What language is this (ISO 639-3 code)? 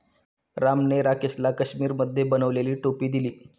mar